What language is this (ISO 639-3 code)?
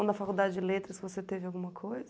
por